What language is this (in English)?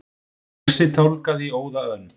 Icelandic